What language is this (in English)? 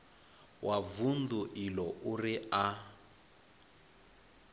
Venda